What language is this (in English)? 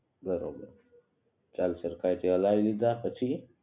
Gujarati